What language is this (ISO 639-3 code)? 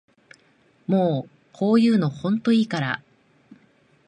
jpn